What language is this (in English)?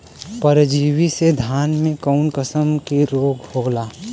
Bhojpuri